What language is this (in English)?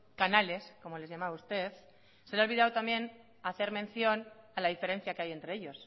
Spanish